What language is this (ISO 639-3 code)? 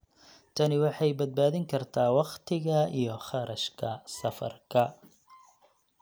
som